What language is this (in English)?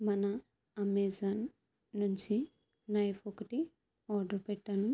Telugu